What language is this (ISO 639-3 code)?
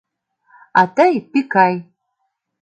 chm